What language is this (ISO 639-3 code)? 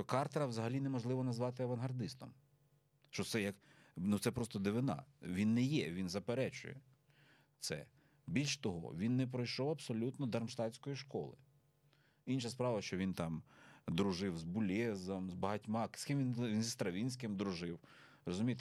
ukr